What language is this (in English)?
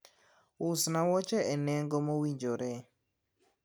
Luo (Kenya and Tanzania)